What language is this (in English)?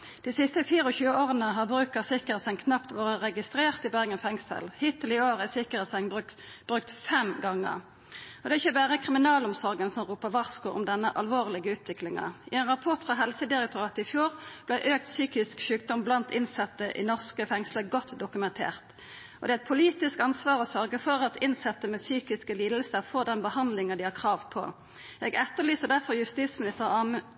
Norwegian Nynorsk